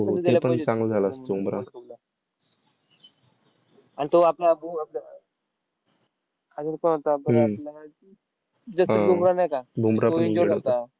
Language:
Marathi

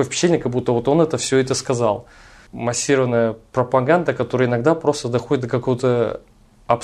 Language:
Russian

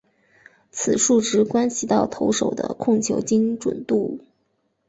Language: Chinese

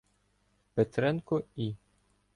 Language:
Ukrainian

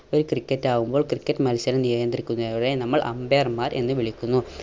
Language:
Malayalam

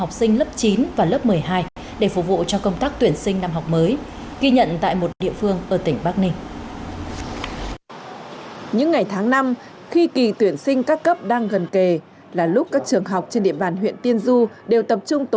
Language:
Vietnamese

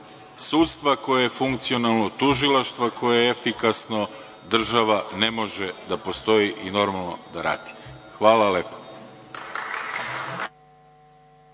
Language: Serbian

